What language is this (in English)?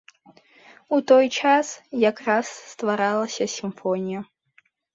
Belarusian